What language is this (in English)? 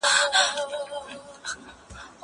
Pashto